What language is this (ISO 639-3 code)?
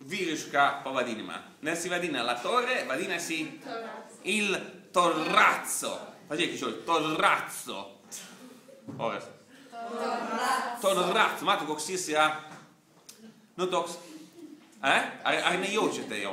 ita